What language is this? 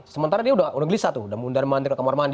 Indonesian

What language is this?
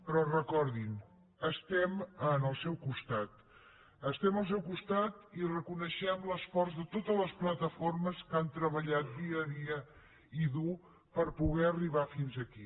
Catalan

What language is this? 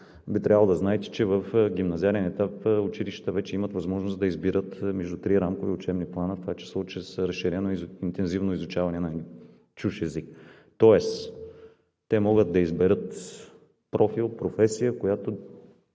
Bulgarian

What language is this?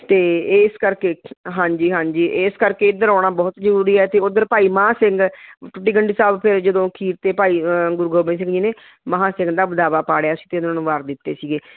Punjabi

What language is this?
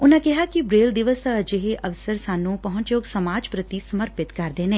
Punjabi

